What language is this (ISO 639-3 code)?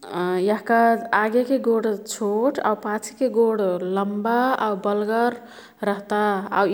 tkt